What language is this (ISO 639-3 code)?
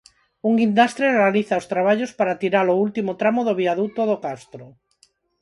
glg